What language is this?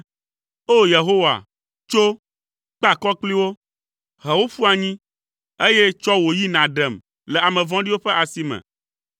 Ewe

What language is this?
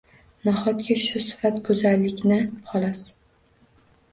Uzbek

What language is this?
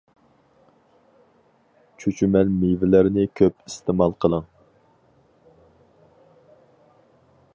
Uyghur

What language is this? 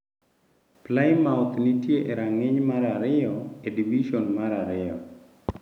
Luo (Kenya and Tanzania)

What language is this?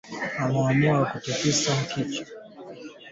Swahili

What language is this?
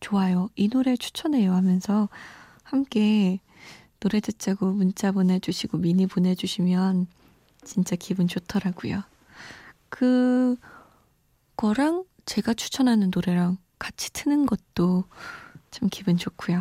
Korean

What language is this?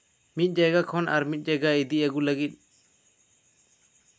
Santali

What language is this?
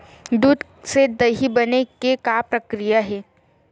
Chhattisgarhi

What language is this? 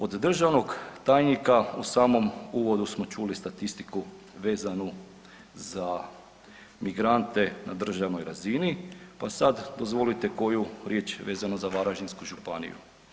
Croatian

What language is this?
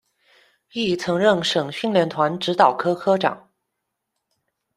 Chinese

